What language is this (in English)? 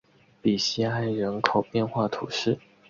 Chinese